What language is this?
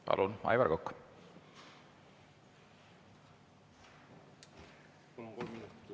Estonian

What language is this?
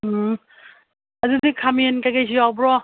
Manipuri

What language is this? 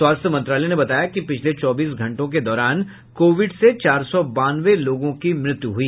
Hindi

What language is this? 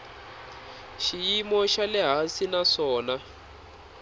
Tsonga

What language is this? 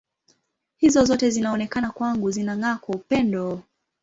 Swahili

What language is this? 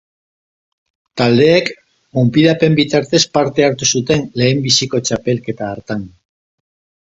Basque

